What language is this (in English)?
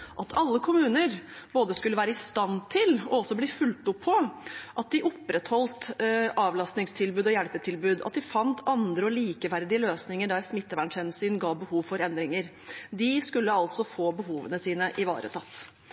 Norwegian Bokmål